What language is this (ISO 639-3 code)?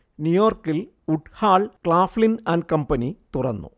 mal